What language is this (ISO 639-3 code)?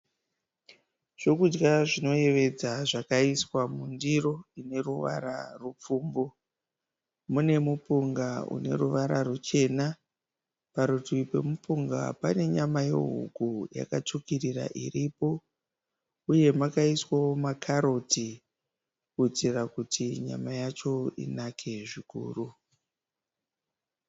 sna